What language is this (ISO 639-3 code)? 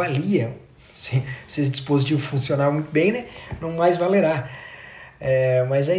por